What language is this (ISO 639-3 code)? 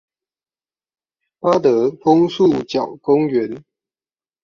zho